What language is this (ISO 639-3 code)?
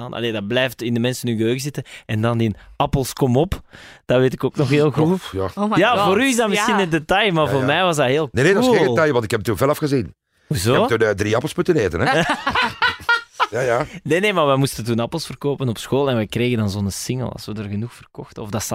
nld